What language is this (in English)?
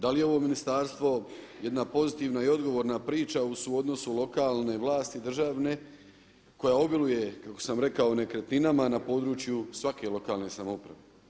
Croatian